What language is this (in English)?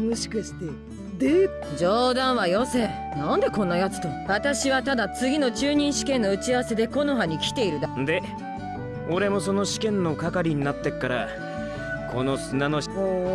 Japanese